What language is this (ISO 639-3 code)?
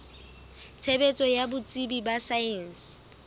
sot